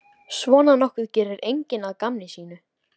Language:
Icelandic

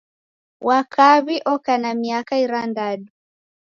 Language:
Taita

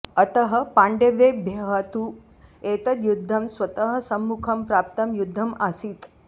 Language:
Sanskrit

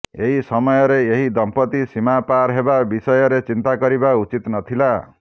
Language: Odia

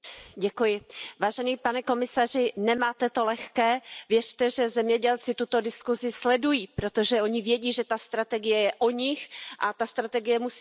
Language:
Czech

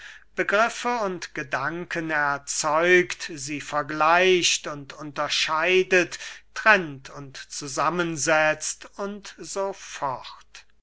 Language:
German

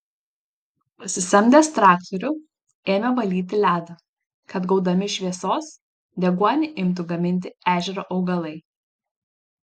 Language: Lithuanian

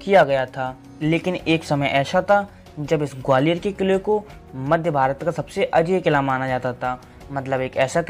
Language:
Hindi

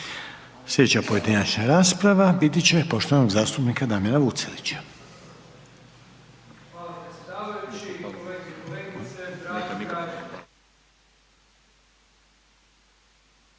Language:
Croatian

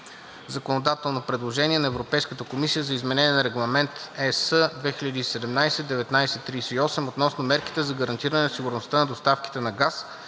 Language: Bulgarian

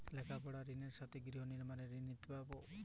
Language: Bangla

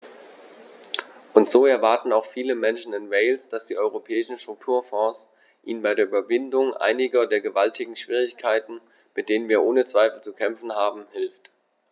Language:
German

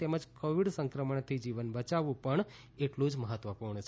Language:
Gujarati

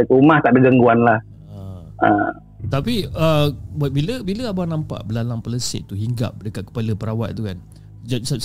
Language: Malay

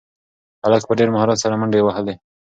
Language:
Pashto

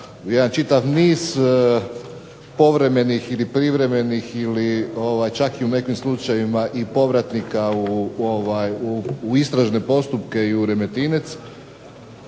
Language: Croatian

